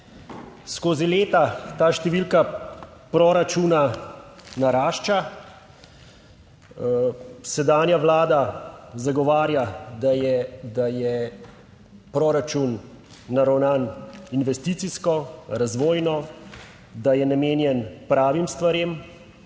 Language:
Slovenian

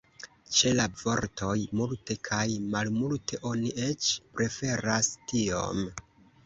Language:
Esperanto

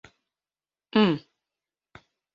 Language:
Bashkir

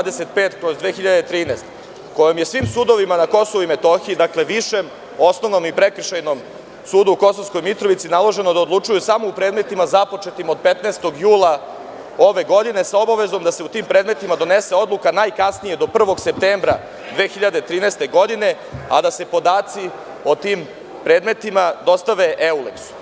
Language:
Serbian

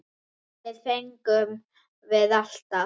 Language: Icelandic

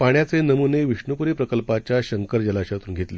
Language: Marathi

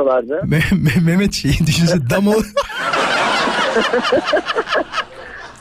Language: Turkish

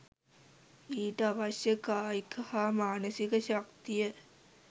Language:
Sinhala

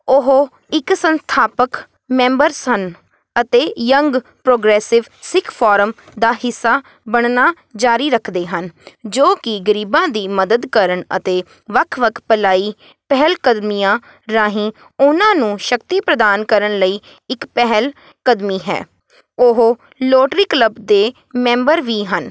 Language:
Punjabi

